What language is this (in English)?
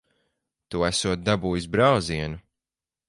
Latvian